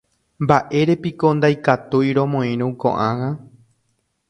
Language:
Guarani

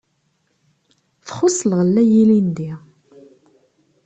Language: Kabyle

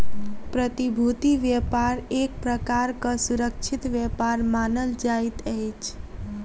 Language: Maithili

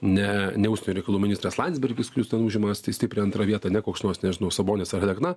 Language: Lithuanian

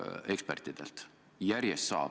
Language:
Estonian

